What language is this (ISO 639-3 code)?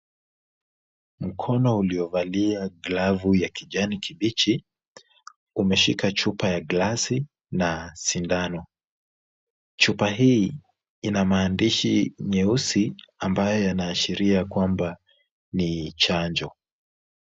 swa